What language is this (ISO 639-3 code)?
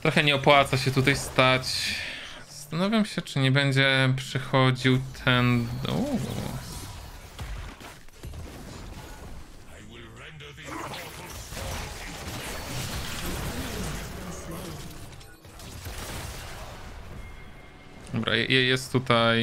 pol